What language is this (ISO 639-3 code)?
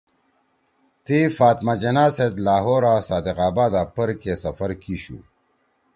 trw